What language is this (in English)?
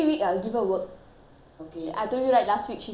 English